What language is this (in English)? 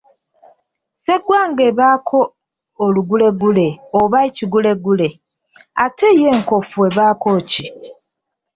Ganda